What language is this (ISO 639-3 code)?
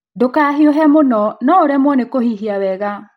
kik